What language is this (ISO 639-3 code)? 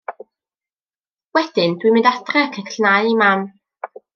cym